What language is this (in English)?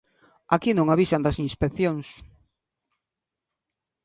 Galician